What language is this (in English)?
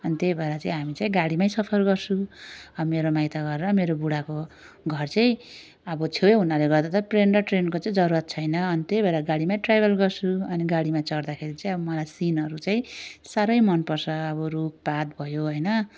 Nepali